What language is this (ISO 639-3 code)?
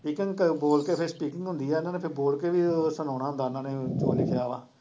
pan